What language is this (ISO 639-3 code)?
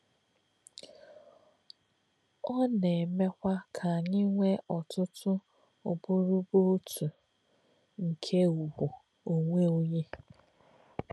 ibo